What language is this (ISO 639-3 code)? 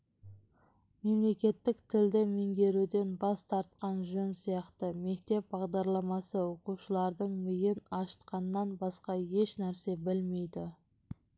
kaz